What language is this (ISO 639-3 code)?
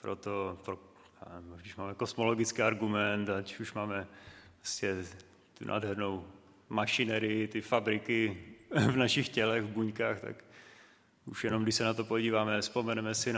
ces